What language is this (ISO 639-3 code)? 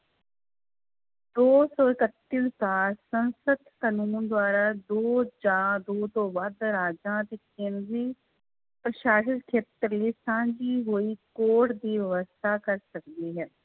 pan